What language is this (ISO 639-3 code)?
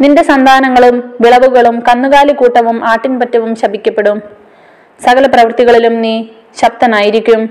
mal